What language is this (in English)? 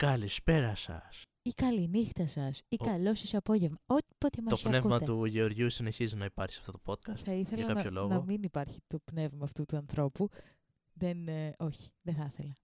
Greek